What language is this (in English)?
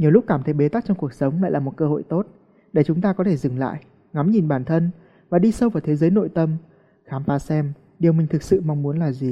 Vietnamese